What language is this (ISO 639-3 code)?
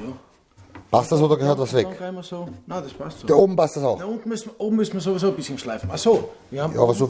deu